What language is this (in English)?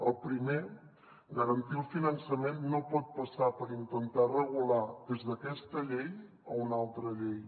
Catalan